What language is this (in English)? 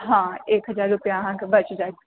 Maithili